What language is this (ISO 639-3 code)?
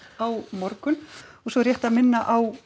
isl